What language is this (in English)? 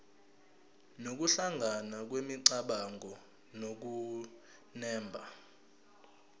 Zulu